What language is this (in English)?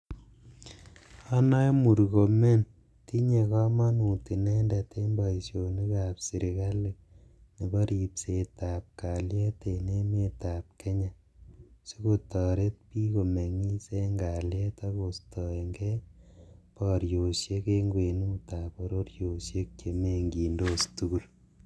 Kalenjin